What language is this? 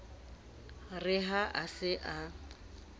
Southern Sotho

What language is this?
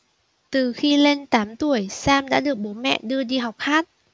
Vietnamese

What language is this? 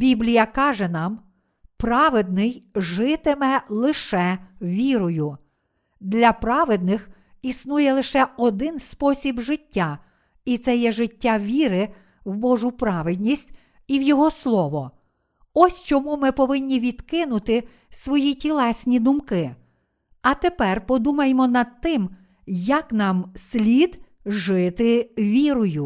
Ukrainian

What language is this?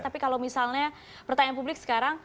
Indonesian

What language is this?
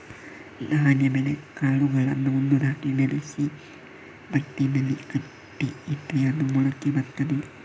Kannada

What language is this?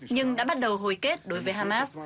Vietnamese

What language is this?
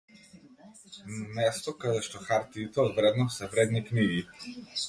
Macedonian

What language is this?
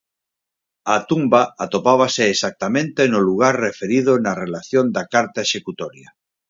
Galician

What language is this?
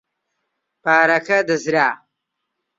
Central Kurdish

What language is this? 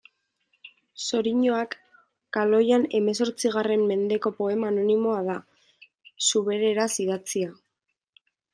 Basque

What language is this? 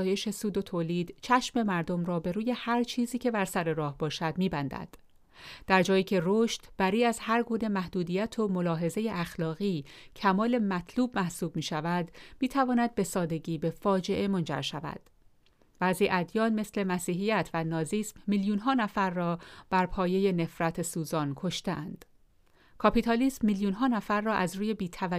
Persian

